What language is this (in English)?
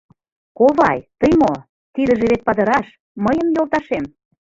Mari